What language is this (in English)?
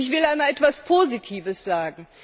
German